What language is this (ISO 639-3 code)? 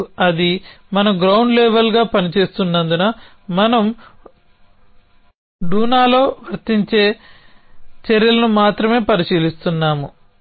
tel